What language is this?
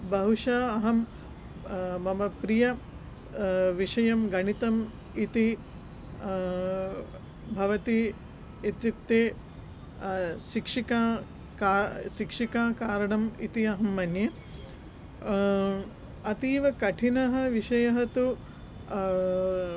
Sanskrit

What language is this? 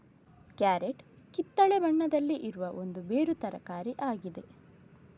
Kannada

